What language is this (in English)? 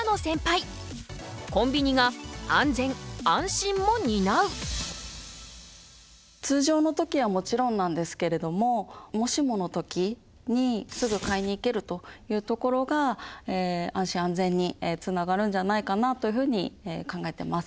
Japanese